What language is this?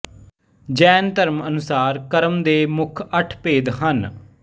Punjabi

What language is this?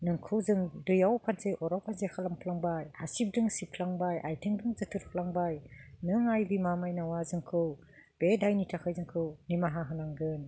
Bodo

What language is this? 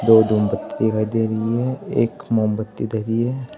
Hindi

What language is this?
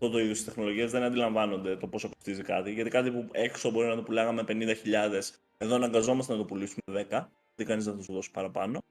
Greek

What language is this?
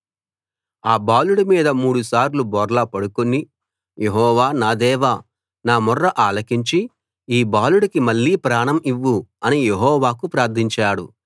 Telugu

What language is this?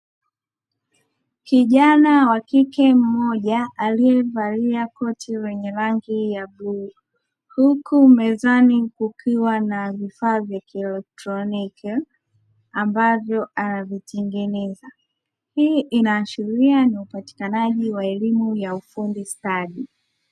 Swahili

